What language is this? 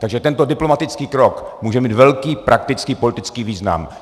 Czech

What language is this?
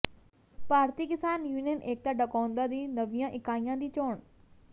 Punjabi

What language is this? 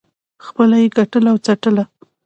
Pashto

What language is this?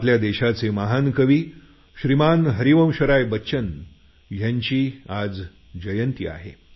Marathi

